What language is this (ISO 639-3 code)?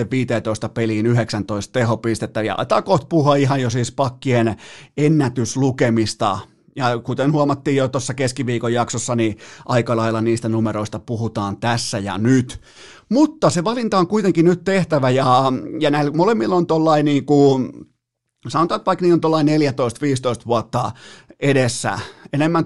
fin